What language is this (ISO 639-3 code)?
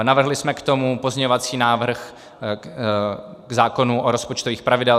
ces